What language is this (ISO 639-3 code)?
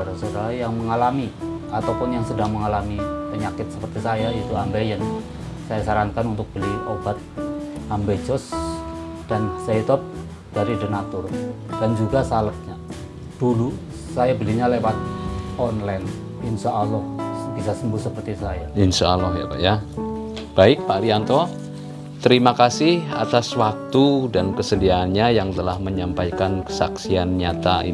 ind